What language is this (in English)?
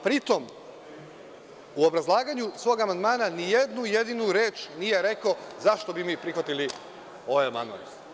Serbian